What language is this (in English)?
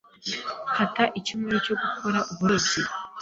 Kinyarwanda